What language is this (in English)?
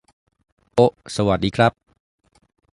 Thai